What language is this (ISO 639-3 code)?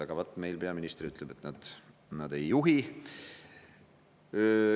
est